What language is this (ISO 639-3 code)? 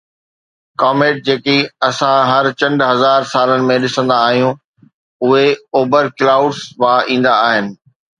snd